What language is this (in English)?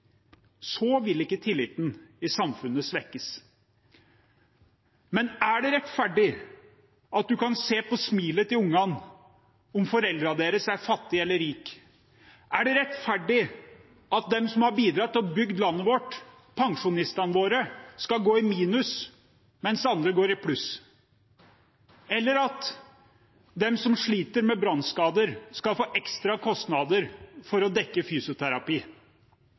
Norwegian Bokmål